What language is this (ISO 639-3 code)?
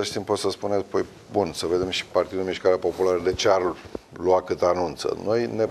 ron